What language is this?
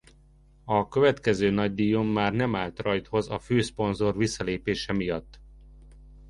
Hungarian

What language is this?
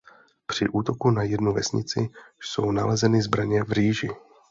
Czech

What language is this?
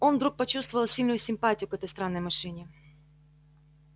Russian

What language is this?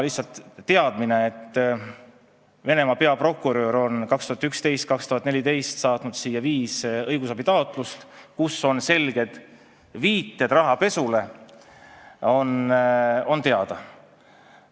Estonian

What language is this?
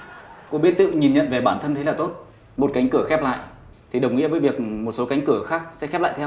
Vietnamese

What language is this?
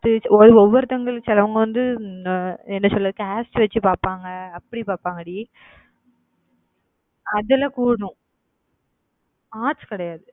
Tamil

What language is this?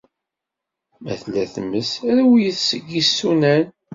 Kabyle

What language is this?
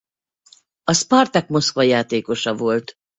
Hungarian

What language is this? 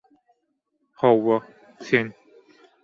Turkmen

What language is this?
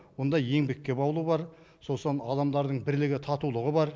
Kazakh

